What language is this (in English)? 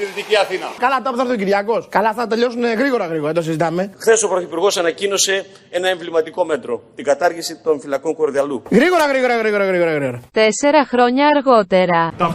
Greek